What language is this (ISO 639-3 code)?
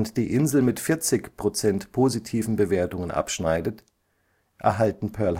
deu